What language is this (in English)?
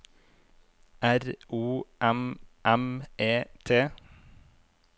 Norwegian